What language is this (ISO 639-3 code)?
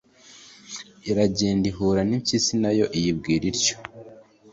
kin